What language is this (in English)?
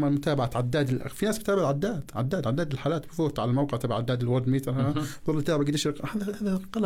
Arabic